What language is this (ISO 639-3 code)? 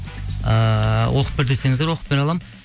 kaz